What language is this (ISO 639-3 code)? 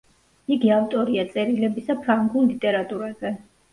kat